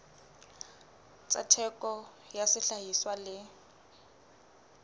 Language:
Southern Sotho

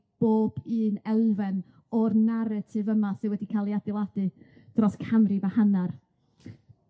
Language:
Welsh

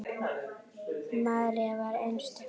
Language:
Icelandic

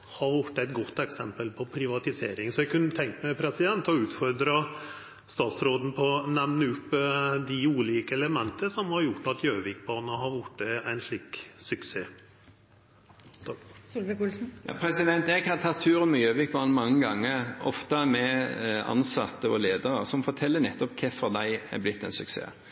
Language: Norwegian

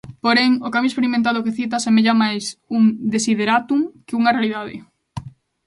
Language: Galician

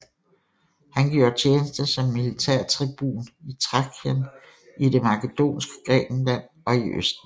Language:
Danish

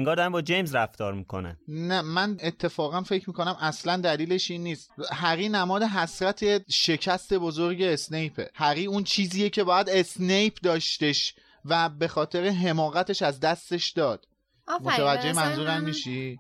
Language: Persian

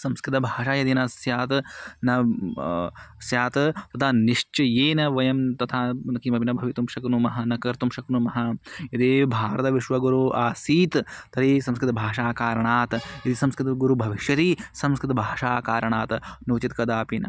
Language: Sanskrit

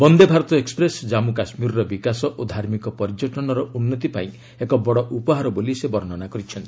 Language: Odia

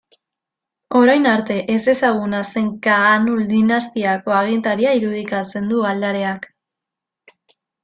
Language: Basque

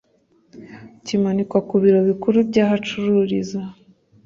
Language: Kinyarwanda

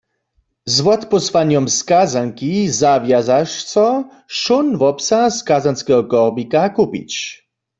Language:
Upper Sorbian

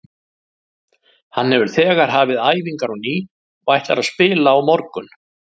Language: Icelandic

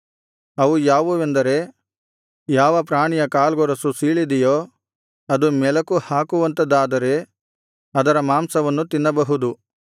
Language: Kannada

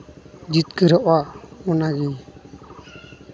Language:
Santali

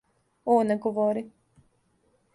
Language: Serbian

